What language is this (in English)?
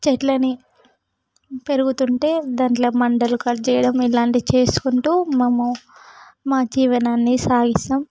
Telugu